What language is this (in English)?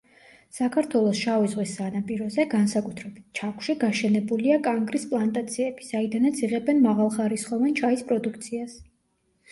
Georgian